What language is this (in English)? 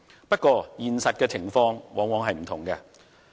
Cantonese